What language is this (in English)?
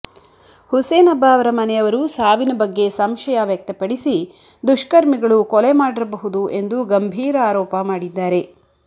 Kannada